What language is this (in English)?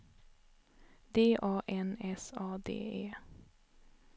Swedish